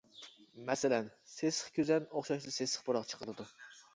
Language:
Uyghur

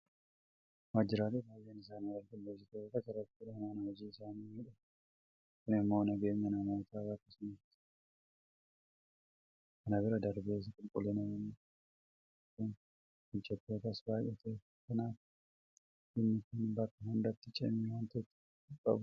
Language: Oromo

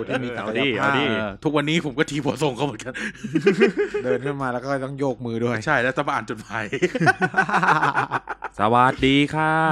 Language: Thai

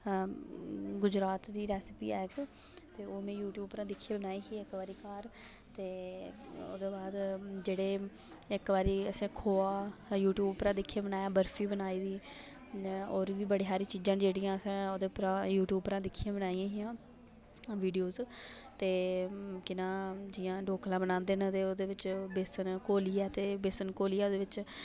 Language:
Dogri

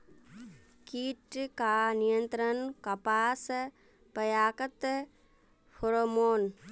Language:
Magahi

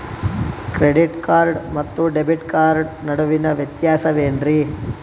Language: Kannada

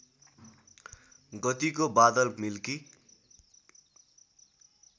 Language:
Nepali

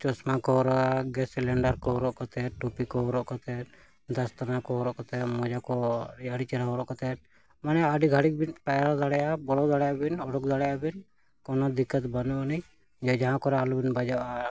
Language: Santali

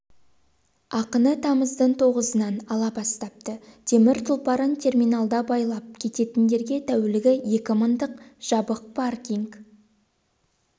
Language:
Kazakh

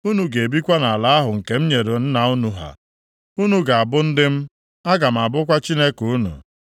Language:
Igbo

